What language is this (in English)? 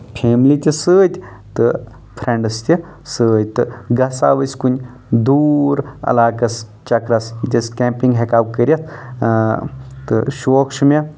Kashmiri